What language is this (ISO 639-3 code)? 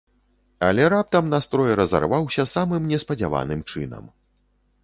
bel